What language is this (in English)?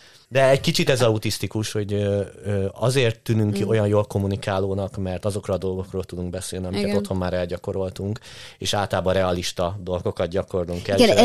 Hungarian